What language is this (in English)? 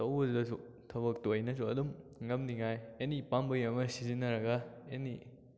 Manipuri